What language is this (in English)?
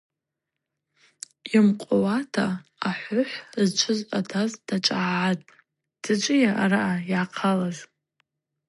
Abaza